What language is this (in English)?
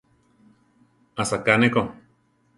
Central Tarahumara